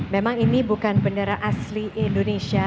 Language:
Indonesian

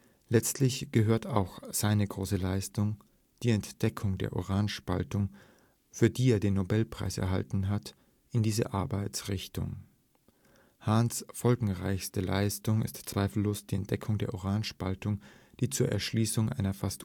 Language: German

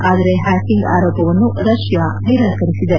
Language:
Kannada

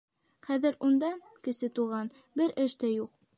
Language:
Bashkir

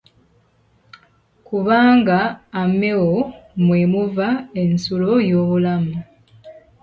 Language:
Ganda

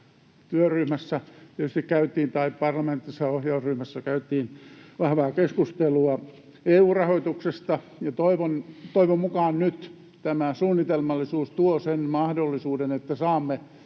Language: Finnish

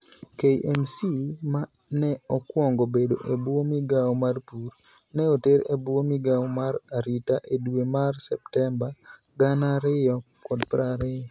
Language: Luo (Kenya and Tanzania)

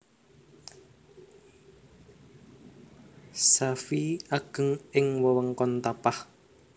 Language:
Javanese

